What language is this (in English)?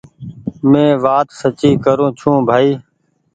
Goaria